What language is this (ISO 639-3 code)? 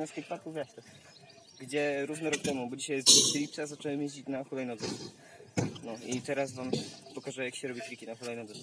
pol